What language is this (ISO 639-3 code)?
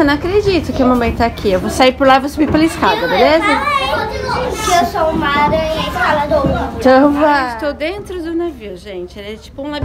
por